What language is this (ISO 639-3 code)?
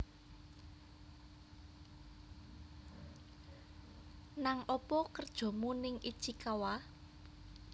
jav